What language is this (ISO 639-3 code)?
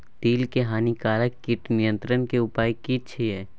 mai